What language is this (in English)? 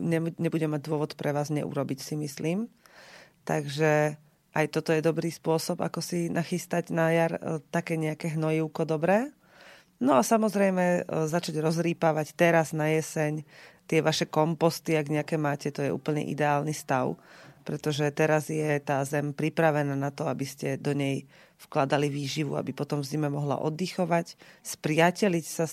Slovak